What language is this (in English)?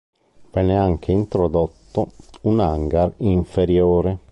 Italian